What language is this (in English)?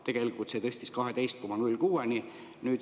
Estonian